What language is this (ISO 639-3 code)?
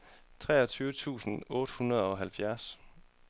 dan